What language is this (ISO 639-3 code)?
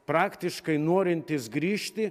lit